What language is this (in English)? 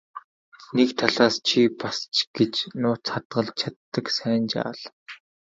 Mongolian